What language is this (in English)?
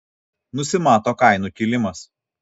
Lithuanian